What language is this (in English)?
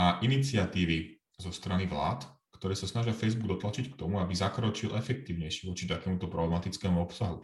Slovak